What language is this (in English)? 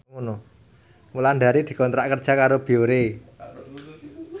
Javanese